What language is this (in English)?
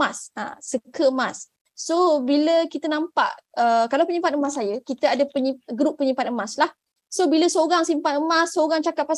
Malay